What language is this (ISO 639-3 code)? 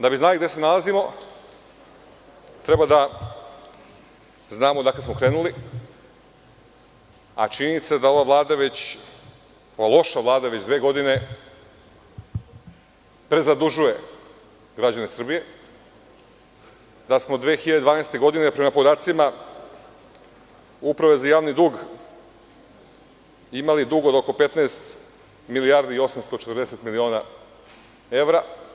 srp